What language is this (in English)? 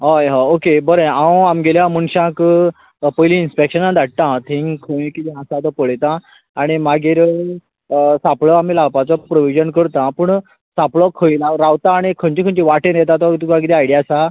Konkani